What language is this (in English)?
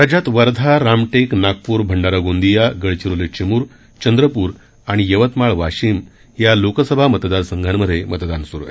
Marathi